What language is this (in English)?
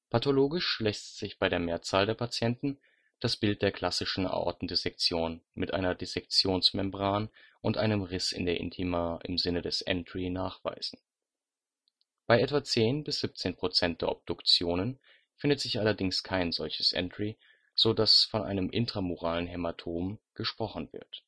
German